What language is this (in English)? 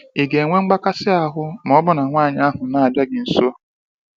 Igbo